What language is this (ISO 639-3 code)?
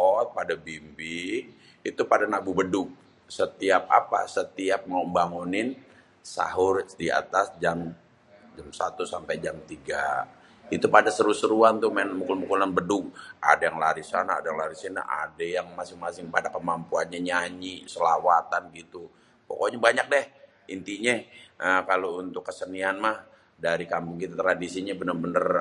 bew